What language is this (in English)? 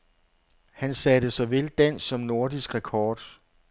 Danish